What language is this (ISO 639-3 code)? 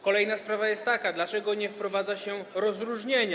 pol